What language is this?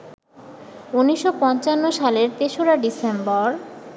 Bangla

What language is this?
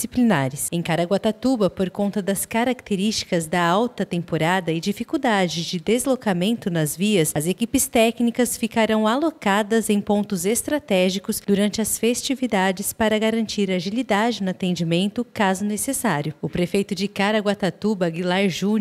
Portuguese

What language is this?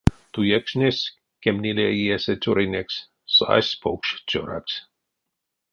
Erzya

